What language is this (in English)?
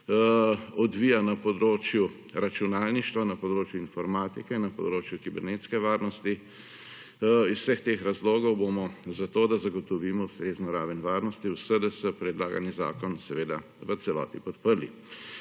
Slovenian